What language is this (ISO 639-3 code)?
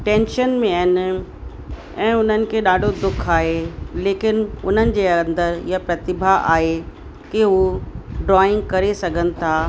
snd